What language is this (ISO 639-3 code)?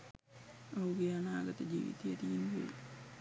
sin